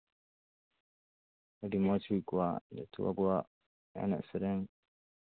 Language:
Santali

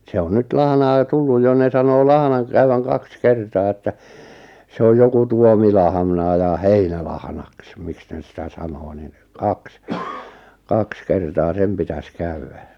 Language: Finnish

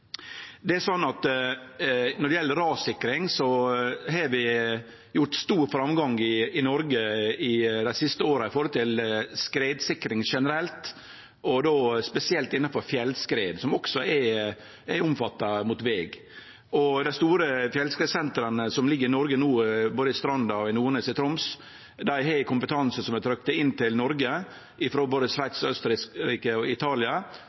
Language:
Norwegian Nynorsk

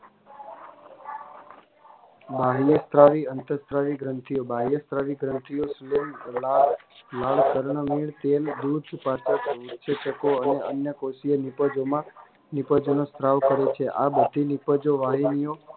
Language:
Gujarati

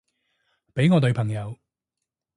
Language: Cantonese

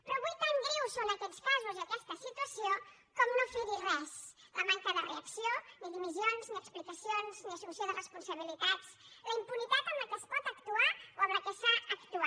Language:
Catalan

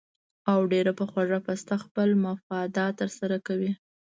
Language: Pashto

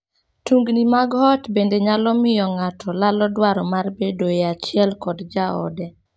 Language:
Luo (Kenya and Tanzania)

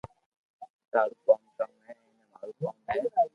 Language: Loarki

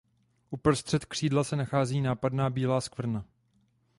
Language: Czech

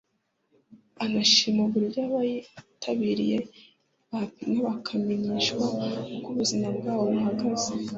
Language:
Kinyarwanda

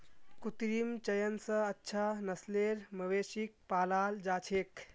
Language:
Magahi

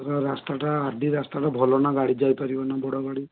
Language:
Odia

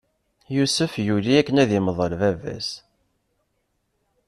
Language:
Kabyle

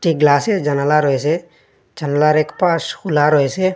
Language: Bangla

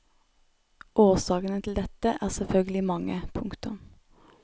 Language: Norwegian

